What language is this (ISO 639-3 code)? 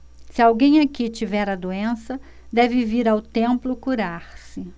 por